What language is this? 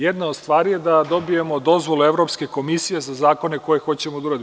Serbian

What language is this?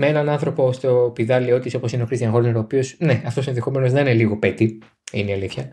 Greek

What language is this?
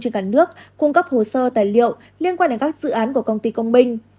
Vietnamese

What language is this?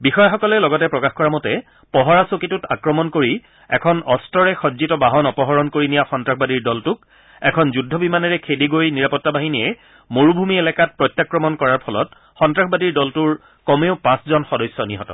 Assamese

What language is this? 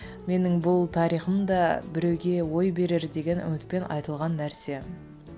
Kazakh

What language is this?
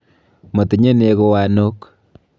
Kalenjin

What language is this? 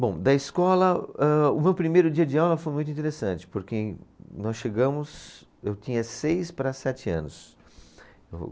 Portuguese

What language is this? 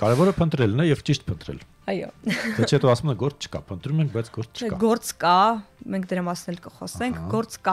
Romanian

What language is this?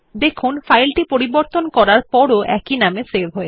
Bangla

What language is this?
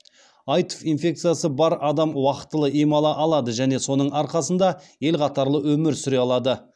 Kazakh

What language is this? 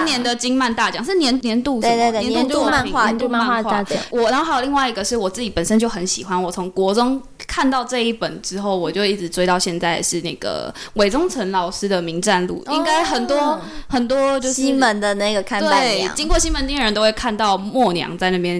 Chinese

